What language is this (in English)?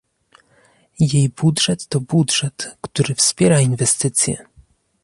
Polish